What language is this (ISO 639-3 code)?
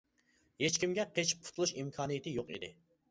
uig